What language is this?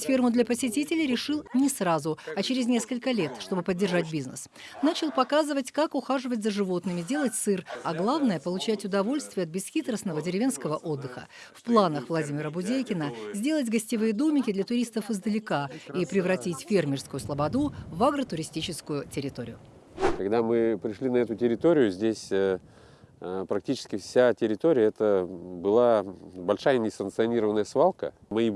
Russian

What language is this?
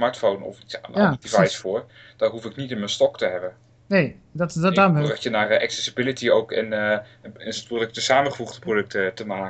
Dutch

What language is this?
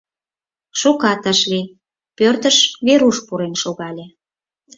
Mari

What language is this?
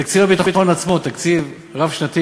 Hebrew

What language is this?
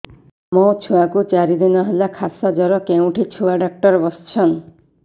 Odia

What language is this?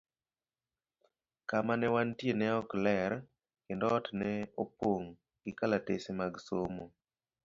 Luo (Kenya and Tanzania)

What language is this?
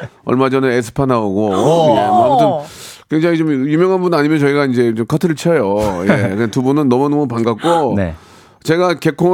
Korean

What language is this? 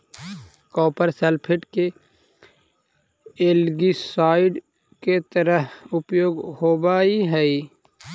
Magahi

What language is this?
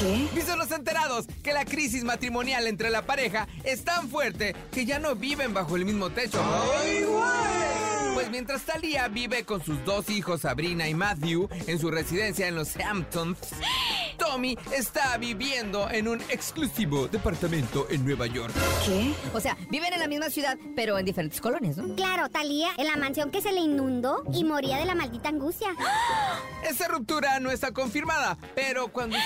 Spanish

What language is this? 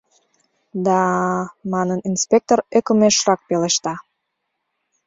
Mari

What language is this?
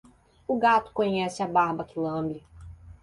Portuguese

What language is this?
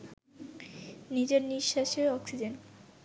Bangla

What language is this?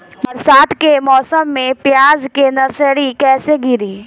Bhojpuri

